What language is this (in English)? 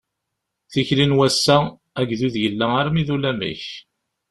Kabyle